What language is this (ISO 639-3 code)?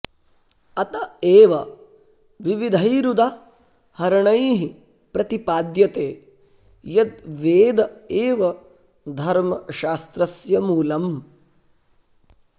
san